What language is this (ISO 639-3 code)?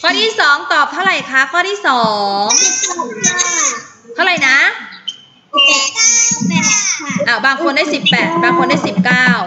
tha